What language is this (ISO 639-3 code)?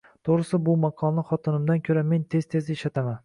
uzb